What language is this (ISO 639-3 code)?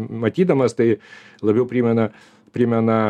lit